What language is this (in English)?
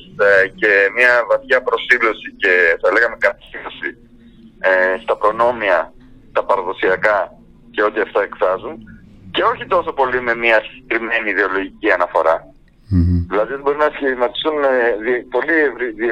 Greek